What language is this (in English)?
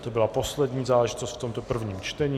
Czech